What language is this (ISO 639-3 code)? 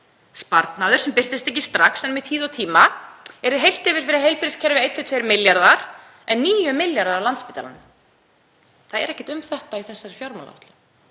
isl